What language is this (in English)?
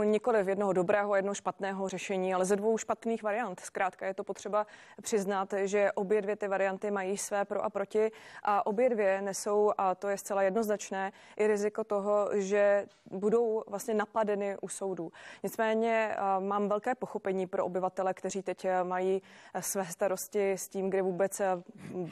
Czech